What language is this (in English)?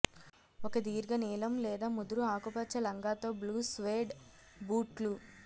Telugu